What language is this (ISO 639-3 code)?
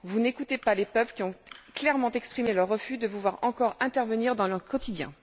fra